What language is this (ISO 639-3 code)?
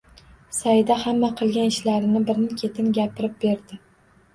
uzb